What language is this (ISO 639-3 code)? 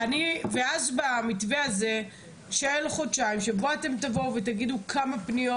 heb